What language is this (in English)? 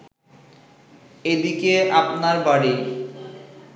Bangla